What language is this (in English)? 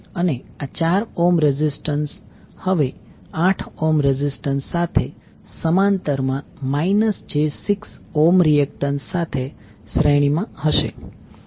Gujarati